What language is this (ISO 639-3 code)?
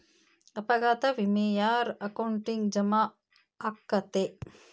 kan